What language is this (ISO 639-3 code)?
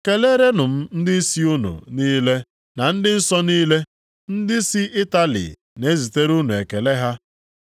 ibo